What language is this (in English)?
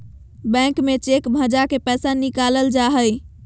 Magahi